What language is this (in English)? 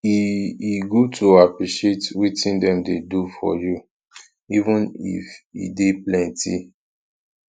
Nigerian Pidgin